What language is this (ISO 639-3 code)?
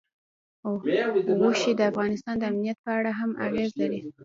pus